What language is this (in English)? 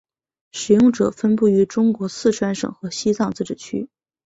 Chinese